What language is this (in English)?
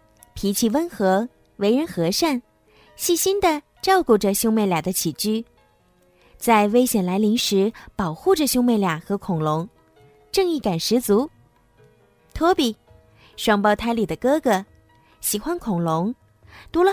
Chinese